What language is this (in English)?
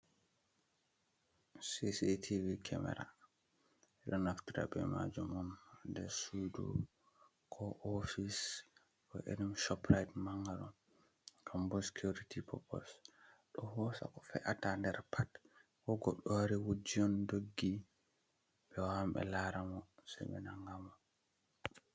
Fula